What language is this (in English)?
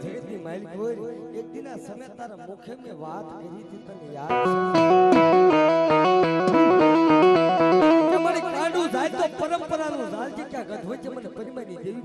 Gujarati